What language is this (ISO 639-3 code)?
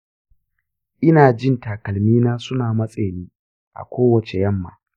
hau